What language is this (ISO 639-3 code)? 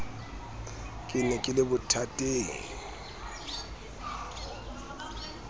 sot